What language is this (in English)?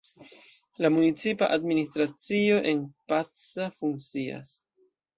Esperanto